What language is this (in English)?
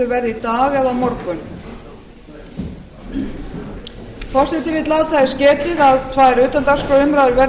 Icelandic